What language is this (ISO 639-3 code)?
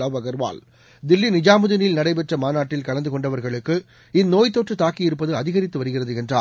tam